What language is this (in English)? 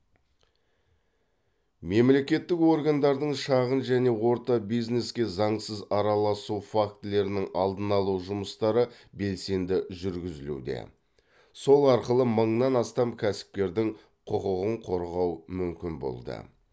Kazakh